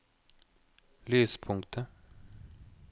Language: Norwegian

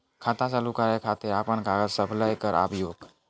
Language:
Maithili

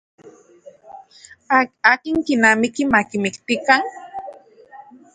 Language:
Central Puebla Nahuatl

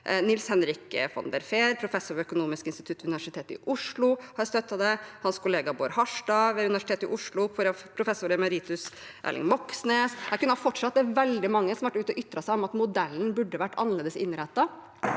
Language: Norwegian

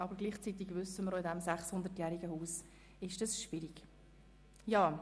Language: Swiss German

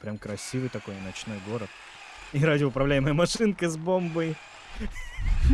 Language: Russian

